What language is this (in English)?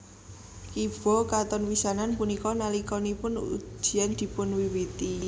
Javanese